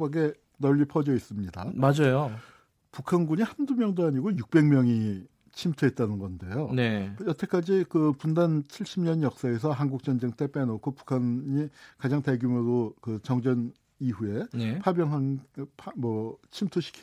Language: Korean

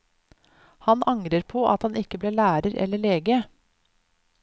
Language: Norwegian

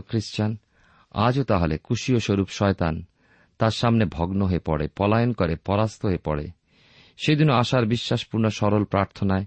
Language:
Bangla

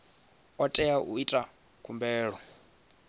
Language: Venda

